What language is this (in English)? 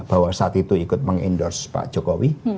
Indonesian